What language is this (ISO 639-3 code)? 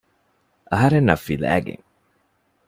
div